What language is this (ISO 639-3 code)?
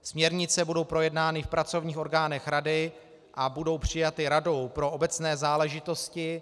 ces